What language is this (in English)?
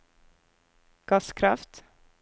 Norwegian